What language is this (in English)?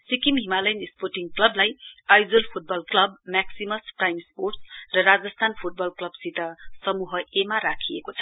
Nepali